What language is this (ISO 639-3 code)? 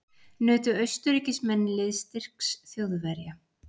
isl